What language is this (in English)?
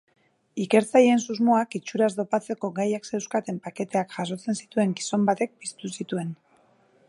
Basque